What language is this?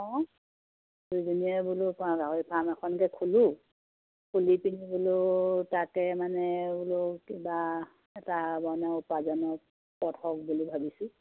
Assamese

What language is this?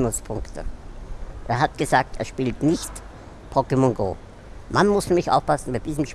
German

